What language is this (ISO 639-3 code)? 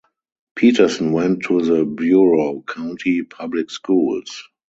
eng